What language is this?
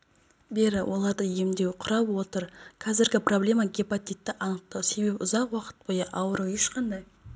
Kazakh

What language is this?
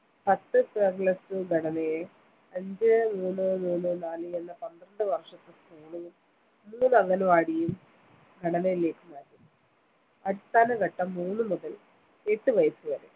Malayalam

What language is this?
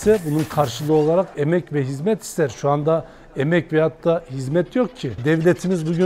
Turkish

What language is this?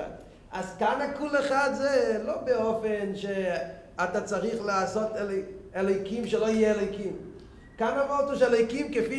Hebrew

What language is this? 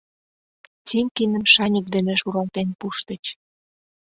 Mari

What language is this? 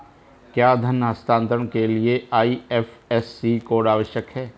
Hindi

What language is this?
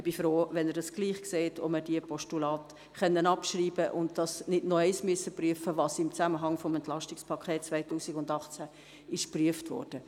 Swiss German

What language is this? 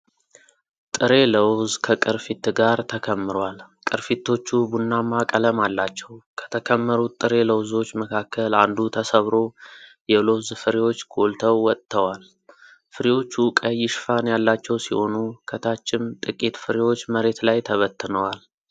Amharic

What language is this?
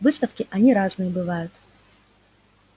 Russian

